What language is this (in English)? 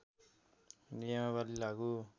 Nepali